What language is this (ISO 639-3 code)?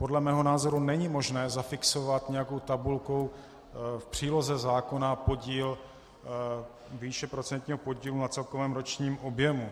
ces